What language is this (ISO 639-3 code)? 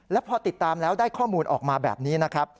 tha